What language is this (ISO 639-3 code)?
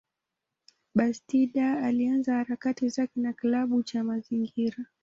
swa